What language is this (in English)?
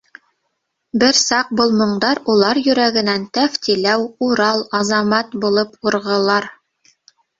Bashkir